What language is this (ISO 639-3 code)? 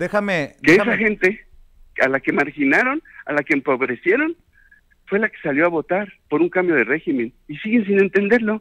spa